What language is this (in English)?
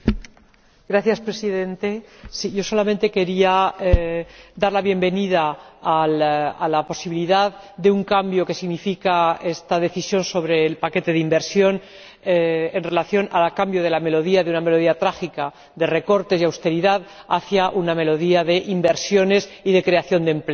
Spanish